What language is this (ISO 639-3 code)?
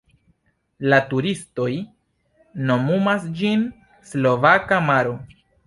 epo